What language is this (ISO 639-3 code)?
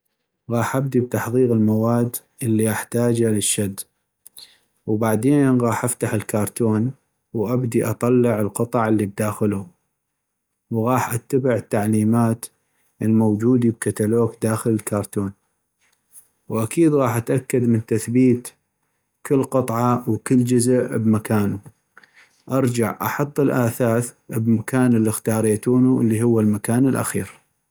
ayp